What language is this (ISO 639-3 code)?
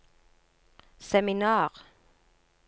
nor